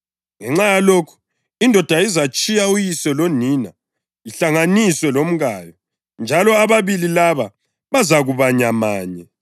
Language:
North Ndebele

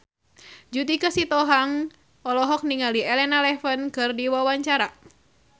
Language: Sundanese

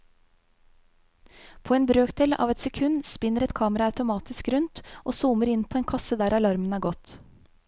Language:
Norwegian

